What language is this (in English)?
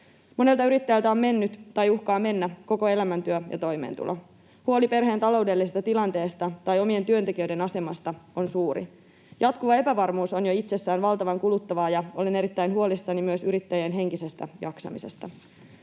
Finnish